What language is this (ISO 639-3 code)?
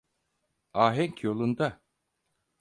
tur